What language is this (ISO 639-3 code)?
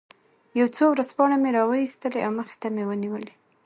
pus